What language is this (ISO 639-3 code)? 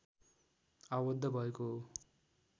nep